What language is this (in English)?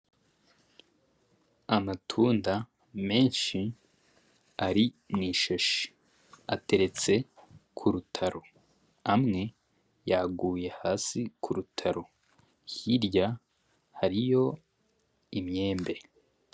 Rundi